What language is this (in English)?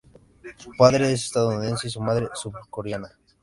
Spanish